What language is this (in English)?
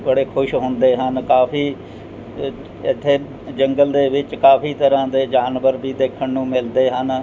Punjabi